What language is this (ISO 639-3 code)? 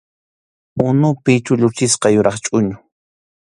qxu